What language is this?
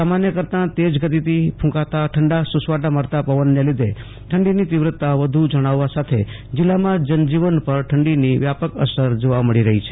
Gujarati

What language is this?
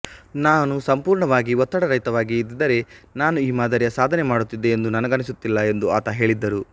Kannada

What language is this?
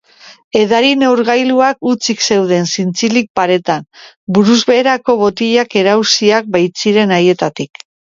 Basque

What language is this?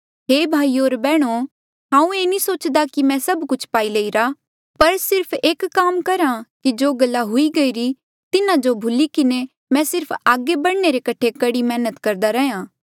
Mandeali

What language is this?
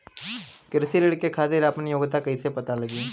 Bhojpuri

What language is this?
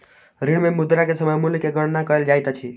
Maithili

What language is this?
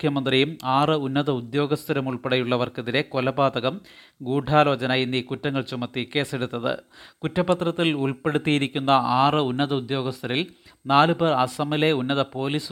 Malayalam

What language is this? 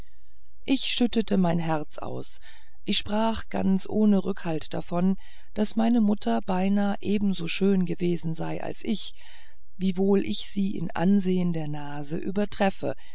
German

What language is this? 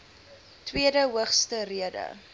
Afrikaans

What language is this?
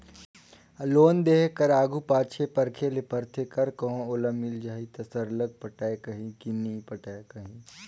Chhattisgarhi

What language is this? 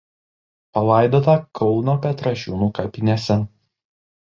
Lithuanian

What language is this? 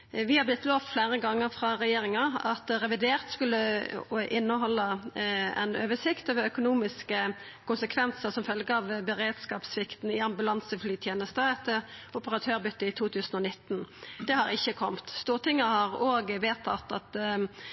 Norwegian Nynorsk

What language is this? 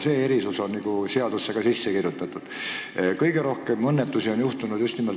Estonian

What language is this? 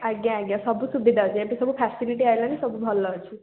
Odia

